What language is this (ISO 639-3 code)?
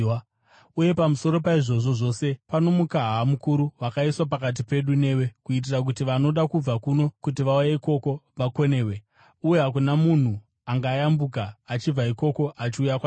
sna